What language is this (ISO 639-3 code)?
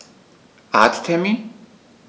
deu